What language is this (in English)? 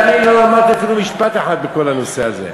Hebrew